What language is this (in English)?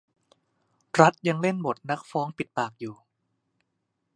Thai